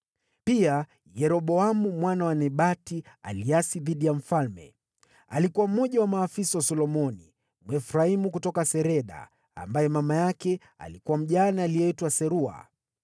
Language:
Swahili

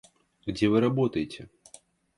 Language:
Russian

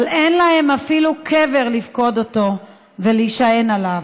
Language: Hebrew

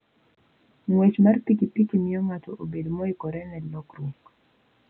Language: Luo (Kenya and Tanzania)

